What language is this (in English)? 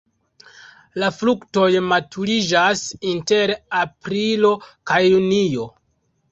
Esperanto